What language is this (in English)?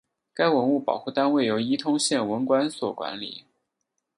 Chinese